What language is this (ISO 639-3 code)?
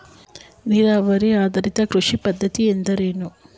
kan